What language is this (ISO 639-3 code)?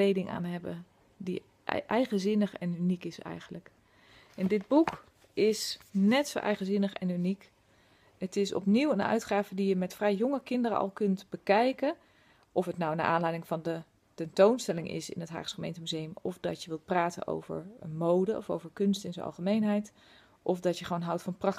nld